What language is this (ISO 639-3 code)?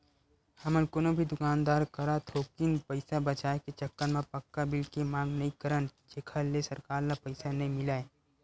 hne